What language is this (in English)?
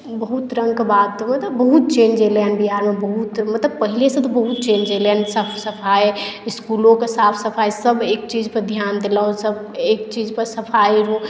Maithili